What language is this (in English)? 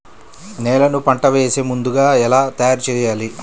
Telugu